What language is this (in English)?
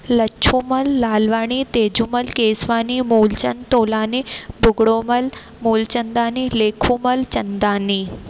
Sindhi